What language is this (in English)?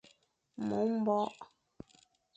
Fang